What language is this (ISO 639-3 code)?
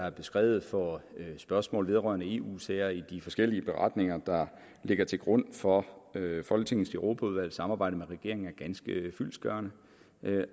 dan